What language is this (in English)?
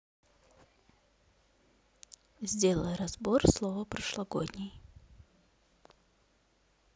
Russian